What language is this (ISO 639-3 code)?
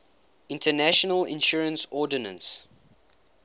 eng